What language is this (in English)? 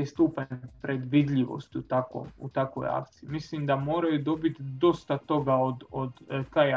Croatian